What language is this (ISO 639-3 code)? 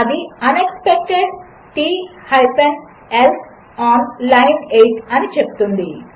tel